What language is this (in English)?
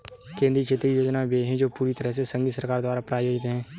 Hindi